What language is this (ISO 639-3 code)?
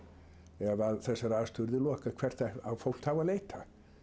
isl